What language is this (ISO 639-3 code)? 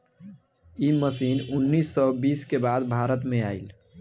bho